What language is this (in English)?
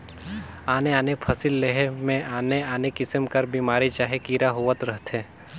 Chhattisgarhi